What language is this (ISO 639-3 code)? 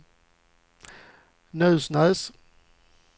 swe